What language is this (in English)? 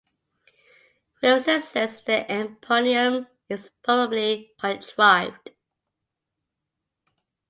English